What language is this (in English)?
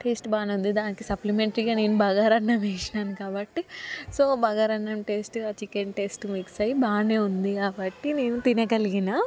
Telugu